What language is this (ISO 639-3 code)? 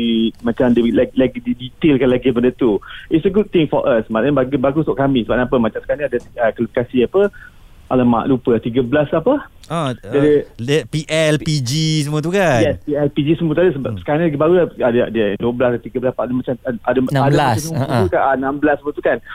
msa